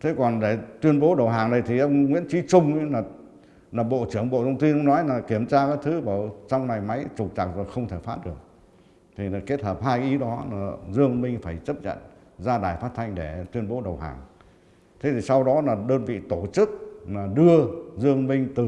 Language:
Vietnamese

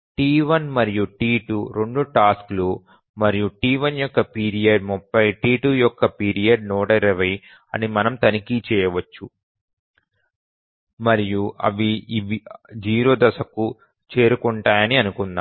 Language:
Telugu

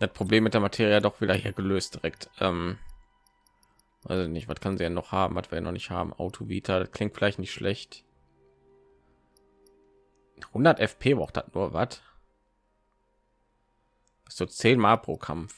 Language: German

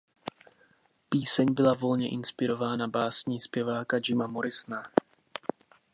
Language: Czech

